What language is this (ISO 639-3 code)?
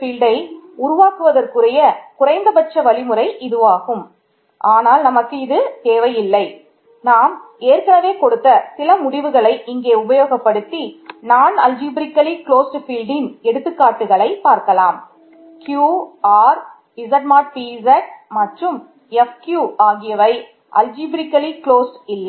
tam